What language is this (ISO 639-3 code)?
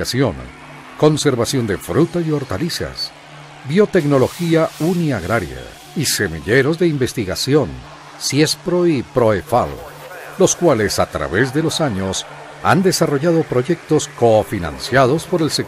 spa